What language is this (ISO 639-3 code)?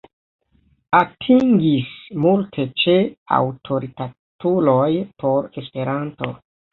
epo